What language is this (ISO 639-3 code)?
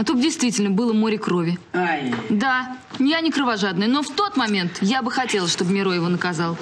rus